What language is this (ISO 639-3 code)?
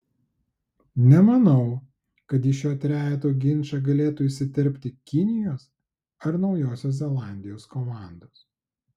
lit